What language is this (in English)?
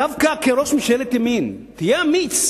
Hebrew